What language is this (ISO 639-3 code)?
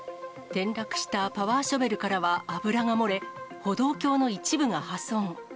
jpn